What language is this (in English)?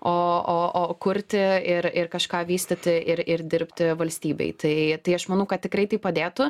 Lithuanian